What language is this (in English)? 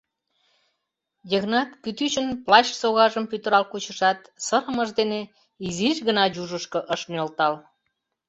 Mari